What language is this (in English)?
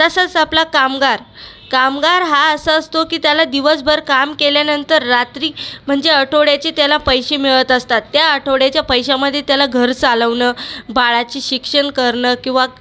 Marathi